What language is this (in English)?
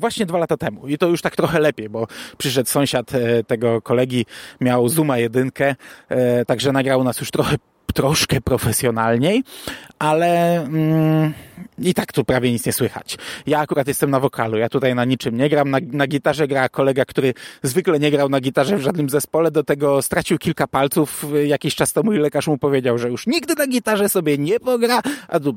Polish